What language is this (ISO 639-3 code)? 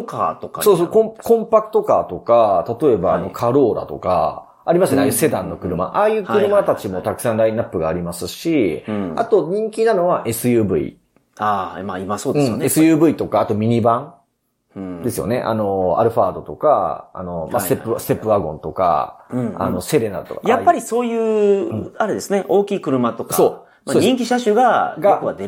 jpn